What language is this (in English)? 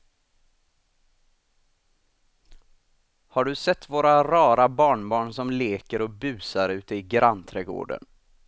Swedish